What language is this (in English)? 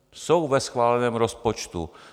Czech